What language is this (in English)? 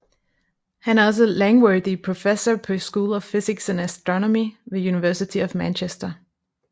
Danish